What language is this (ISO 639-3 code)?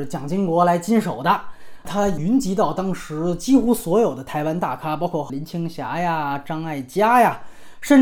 zho